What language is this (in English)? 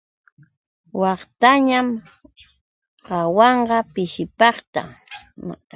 Yauyos Quechua